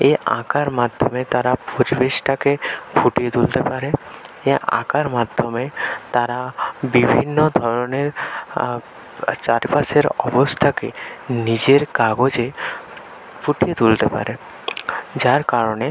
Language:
Bangla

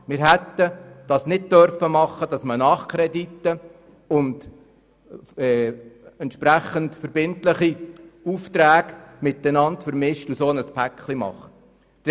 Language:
Swiss German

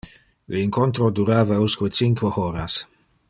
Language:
Interlingua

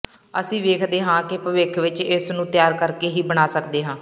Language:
Punjabi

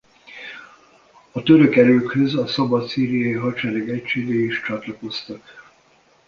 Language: Hungarian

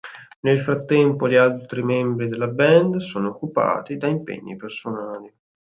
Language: Italian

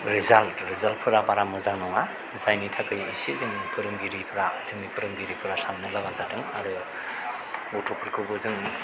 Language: Bodo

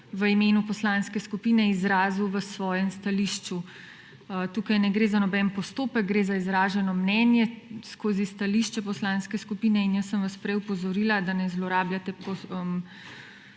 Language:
Slovenian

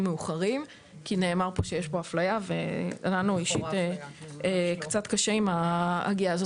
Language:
Hebrew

